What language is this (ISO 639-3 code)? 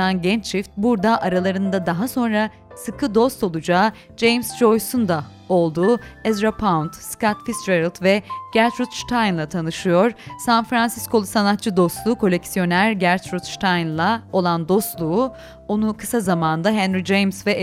tur